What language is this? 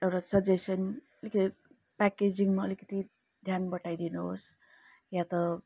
Nepali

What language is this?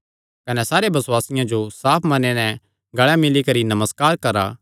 Kangri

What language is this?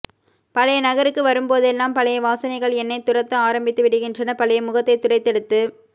Tamil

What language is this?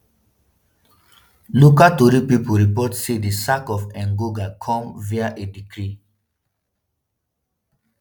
Nigerian Pidgin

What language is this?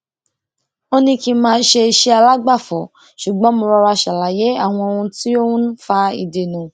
Yoruba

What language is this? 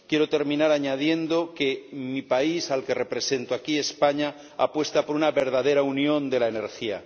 Spanish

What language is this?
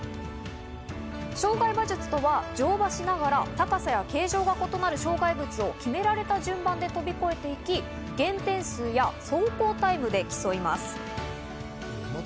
Japanese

